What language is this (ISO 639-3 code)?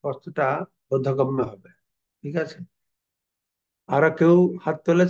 ben